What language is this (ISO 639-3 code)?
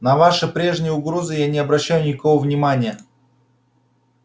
rus